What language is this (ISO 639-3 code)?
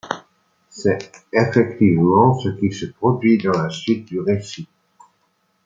fra